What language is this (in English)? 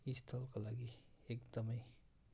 Nepali